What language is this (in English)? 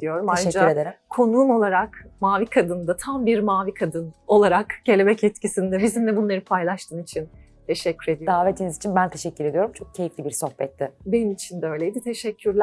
Turkish